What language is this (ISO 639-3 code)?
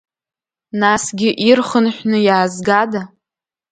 abk